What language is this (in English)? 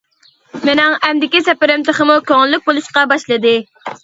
Uyghur